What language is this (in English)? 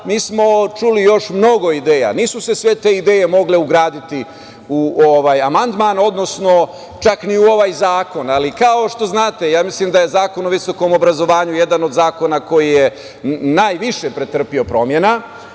Serbian